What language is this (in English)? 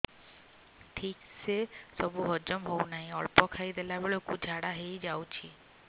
Odia